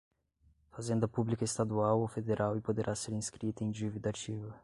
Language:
Portuguese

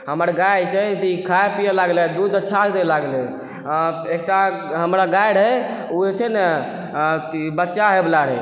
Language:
Maithili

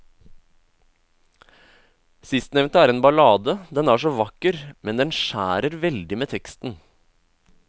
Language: Norwegian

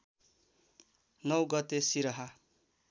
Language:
Nepali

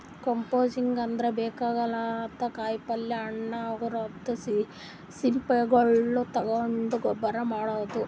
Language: Kannada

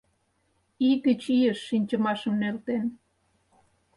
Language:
Mari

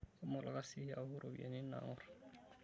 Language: Masai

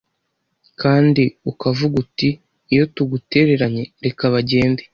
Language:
Kinyarwanda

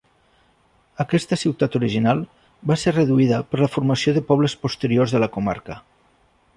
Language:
Catalan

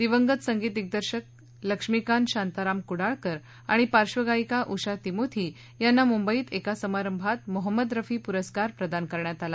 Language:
Marathi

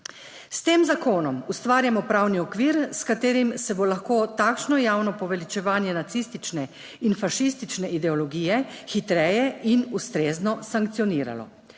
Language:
Slovenian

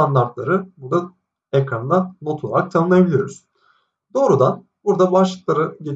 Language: Turkish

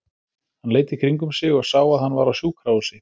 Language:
Icelandic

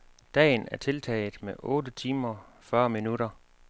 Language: Danish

